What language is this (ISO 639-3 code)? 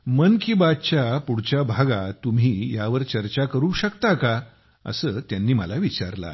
mar